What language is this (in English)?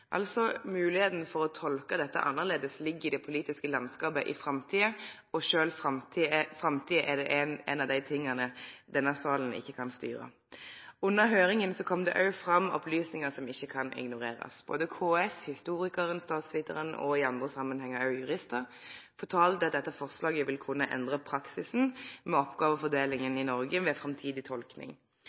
Norwegian Nynorsk